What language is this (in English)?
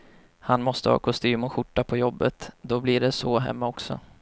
Swedish